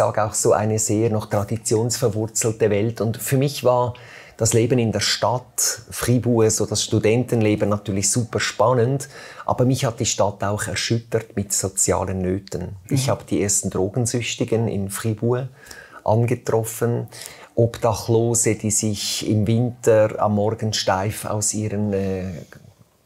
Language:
German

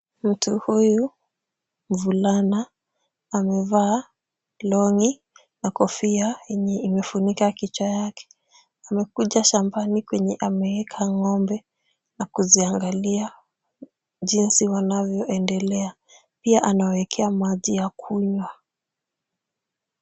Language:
Swahili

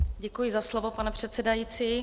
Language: Czech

